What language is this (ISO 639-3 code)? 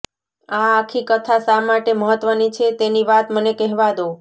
guj